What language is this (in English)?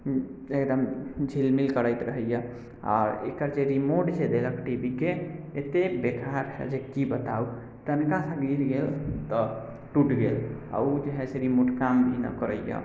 Maithili